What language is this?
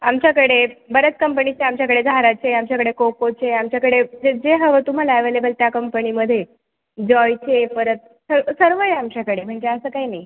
Marathi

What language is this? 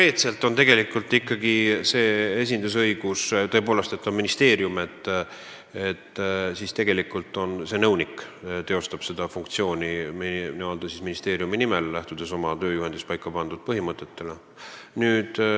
Estonian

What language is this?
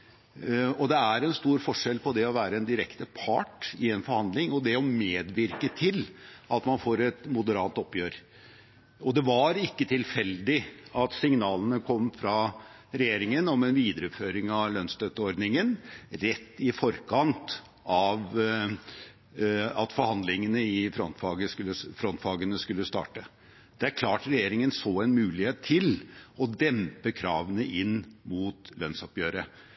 Norwegian Bokmål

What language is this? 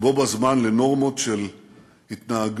Hebrew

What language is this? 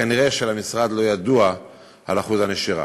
Hebrew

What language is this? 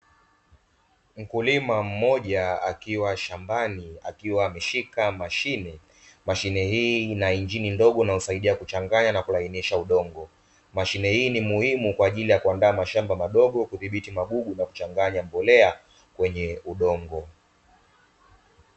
Swahili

